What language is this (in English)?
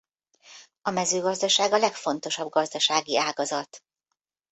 Hungarian